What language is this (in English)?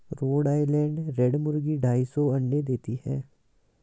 Hindi